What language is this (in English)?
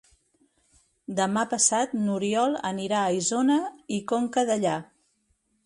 Catalan